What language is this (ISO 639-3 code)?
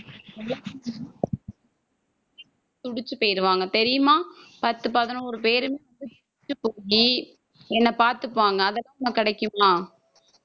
tam